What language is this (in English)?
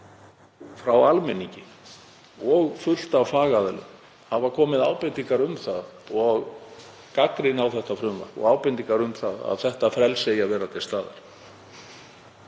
Icelandic